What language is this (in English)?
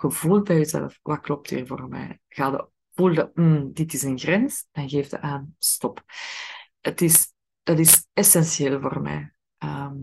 Dutch